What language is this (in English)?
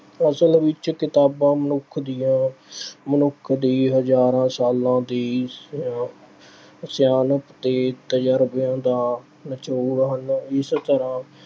Punjabi